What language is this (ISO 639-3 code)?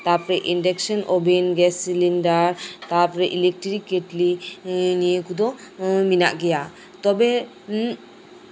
sat